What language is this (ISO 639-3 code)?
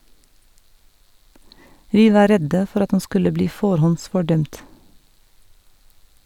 nor